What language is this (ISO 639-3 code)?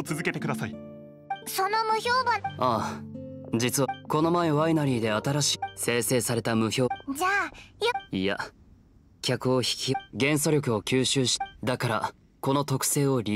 jpn